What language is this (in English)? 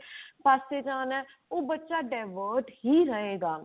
Punjabi